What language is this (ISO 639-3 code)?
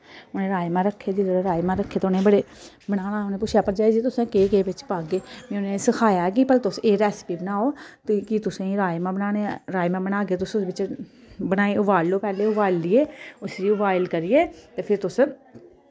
doi